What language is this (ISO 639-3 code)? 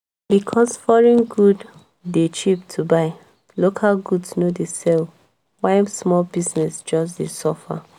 pcm